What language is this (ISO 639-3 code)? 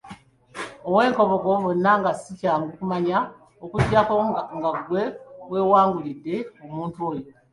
lug